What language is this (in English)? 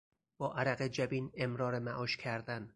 Persian